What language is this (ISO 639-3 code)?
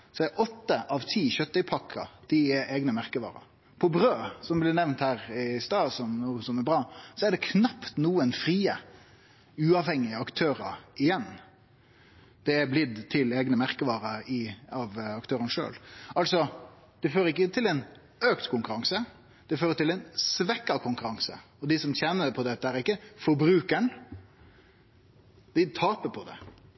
nno